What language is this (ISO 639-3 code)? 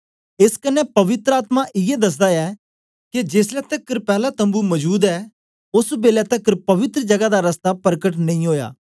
doi